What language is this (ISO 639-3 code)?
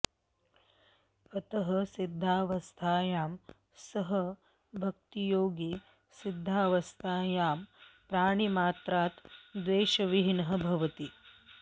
san